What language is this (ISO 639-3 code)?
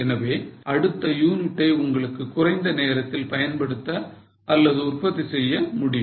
tam